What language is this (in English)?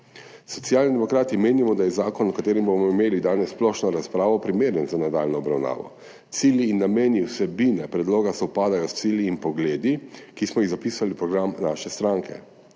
Slovenian